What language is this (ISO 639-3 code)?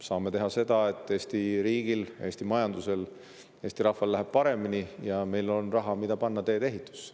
est